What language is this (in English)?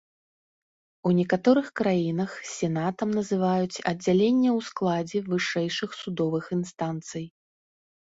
Belarusian